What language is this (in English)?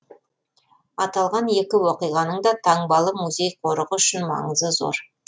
Kazakh